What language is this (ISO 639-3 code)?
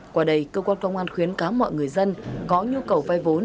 vie